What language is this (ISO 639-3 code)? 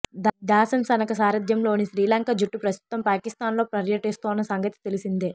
tel